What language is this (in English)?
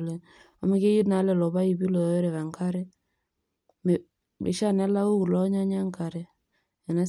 Masai